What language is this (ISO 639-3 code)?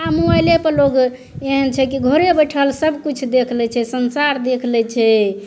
mai